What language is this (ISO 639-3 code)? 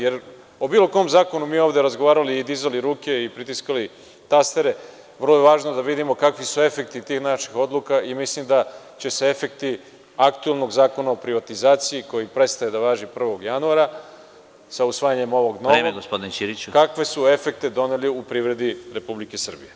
srp